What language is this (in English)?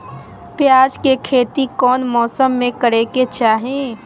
Magahi